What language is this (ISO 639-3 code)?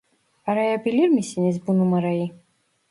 tur